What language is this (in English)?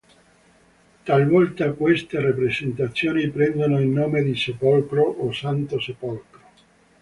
Italian